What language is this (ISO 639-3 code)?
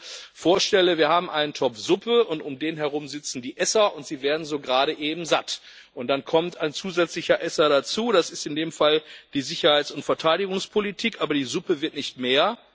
deu